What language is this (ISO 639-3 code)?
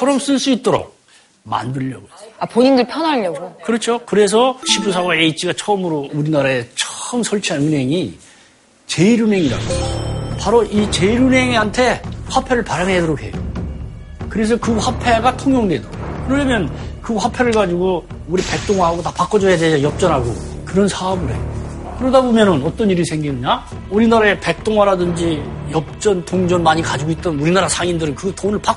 kor